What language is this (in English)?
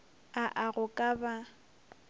Northern Sotho